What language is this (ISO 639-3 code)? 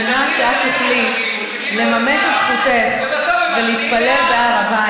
heb